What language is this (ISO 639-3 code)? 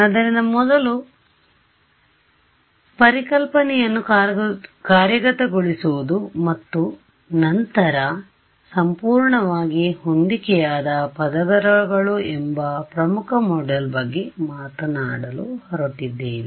kan